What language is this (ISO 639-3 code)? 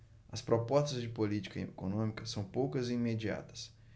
por